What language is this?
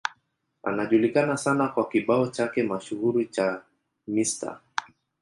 Swahili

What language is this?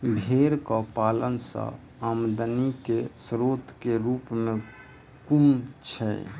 Maithili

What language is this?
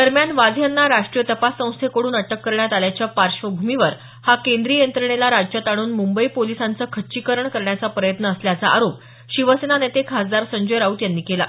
Marathi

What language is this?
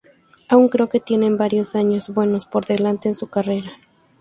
Spanish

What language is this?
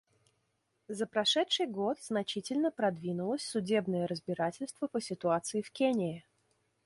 Russian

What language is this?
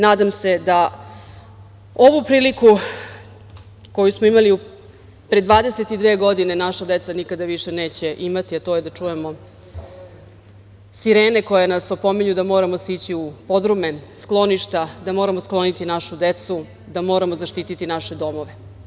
Serbian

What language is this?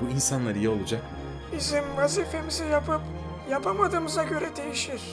Turkish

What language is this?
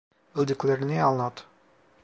Turkish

